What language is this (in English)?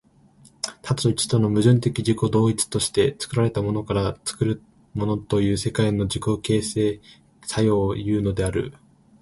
Japanese